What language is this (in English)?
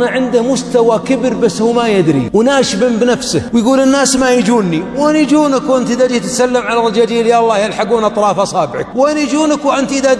Arabic